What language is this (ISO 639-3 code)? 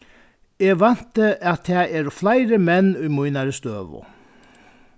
fao